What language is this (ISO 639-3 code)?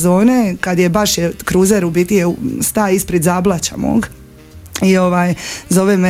hrv